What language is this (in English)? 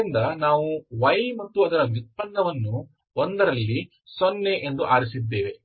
Kannada